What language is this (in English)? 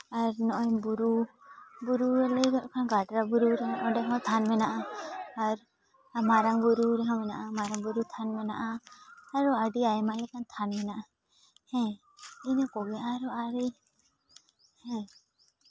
Santali